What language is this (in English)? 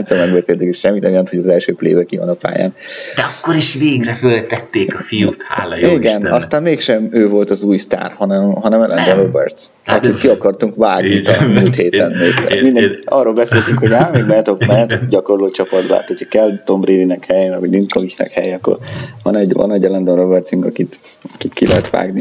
Hungarian